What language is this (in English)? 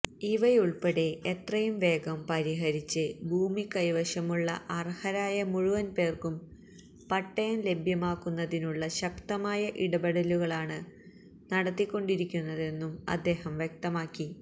Malayalam